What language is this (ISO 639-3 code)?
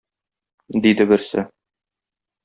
tat